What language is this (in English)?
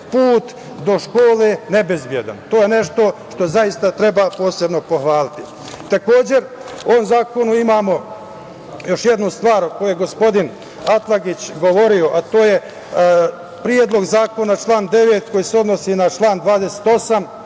Serbian